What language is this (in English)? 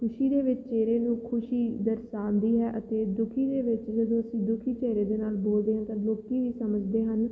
Punjabi